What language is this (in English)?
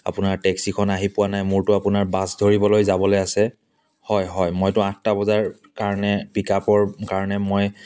Assamese